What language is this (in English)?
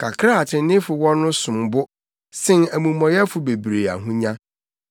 Akan